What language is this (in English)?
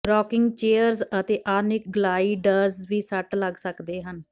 Punjabi